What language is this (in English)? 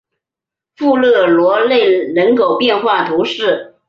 Chinese